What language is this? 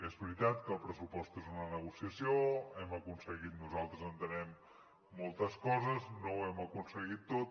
Catalan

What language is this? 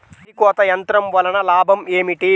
Telugu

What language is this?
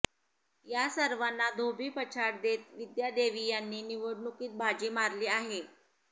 Marathi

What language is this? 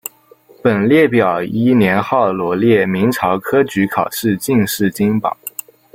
Chinese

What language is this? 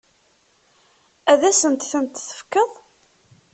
Kabyle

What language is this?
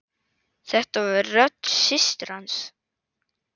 Icelandic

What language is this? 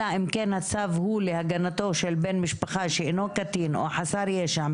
Hebrew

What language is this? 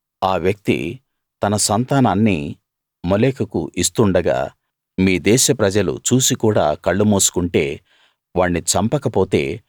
Telugu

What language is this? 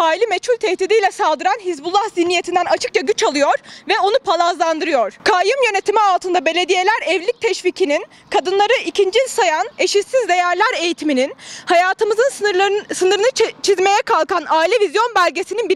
Turkish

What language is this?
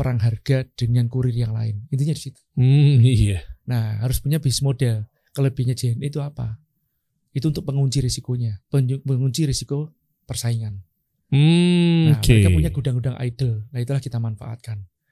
Indonesian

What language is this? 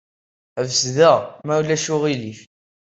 Kabyle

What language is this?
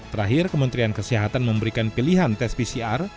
Indonesian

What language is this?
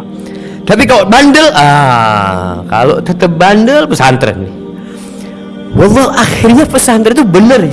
Indonesian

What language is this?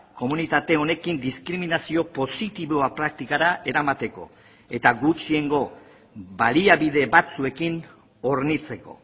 Basque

